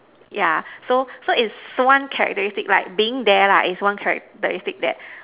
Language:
English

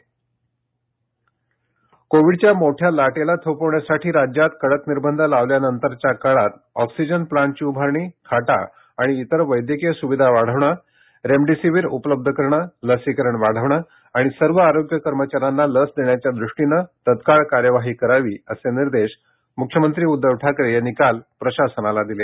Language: Marathi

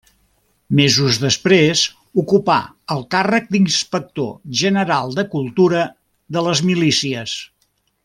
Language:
Catalan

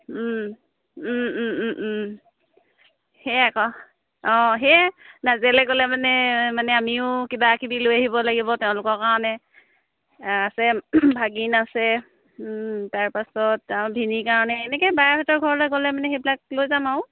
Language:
Assamese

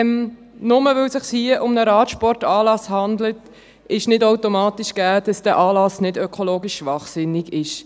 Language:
Swiss German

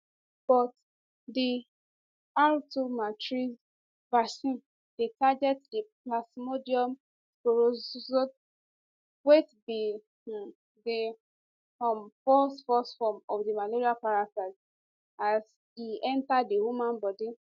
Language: Nigerian Pidgin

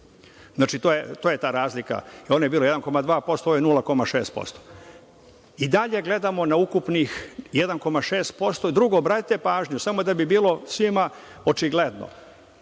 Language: Serbian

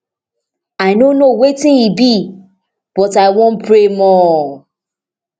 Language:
Nigerian Pidgin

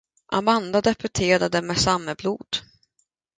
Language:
Swedish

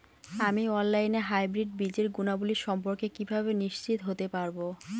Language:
Bangla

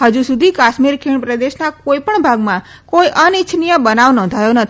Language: Gujarati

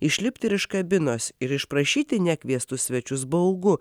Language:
Lithuanian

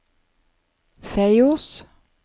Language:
Norwegian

